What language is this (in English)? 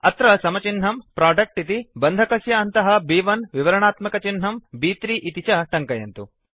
Sanskrit